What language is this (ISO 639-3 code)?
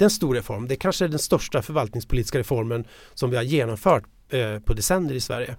swe